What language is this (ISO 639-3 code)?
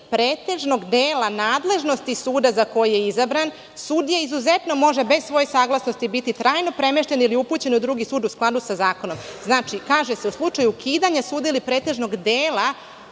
srp